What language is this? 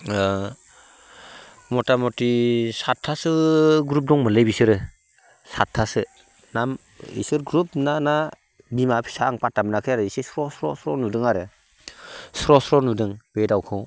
Bodo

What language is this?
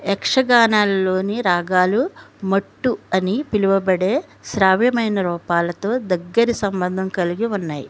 Telugu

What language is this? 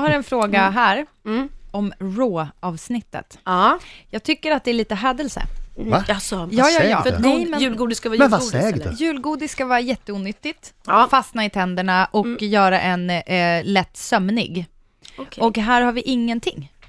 Swedish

